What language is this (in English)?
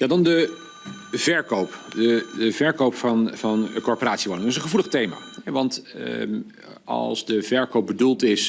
Dutch